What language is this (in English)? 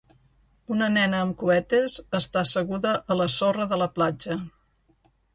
Catalan